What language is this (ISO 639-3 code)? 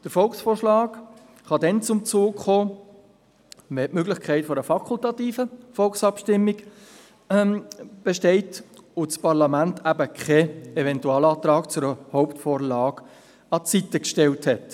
gsw